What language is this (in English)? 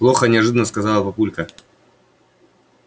Russian